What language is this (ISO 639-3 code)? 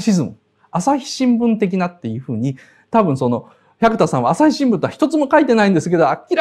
jpn